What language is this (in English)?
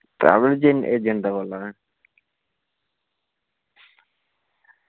Dogri